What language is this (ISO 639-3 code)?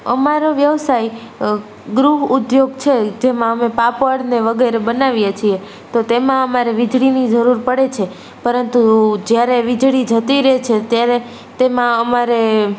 guj